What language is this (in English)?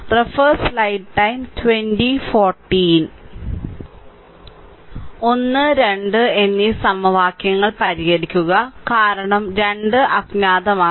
Malayalam